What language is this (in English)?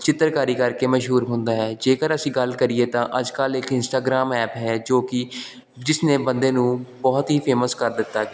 Punjabi